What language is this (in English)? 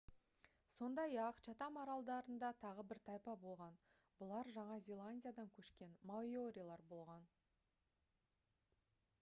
Kazakh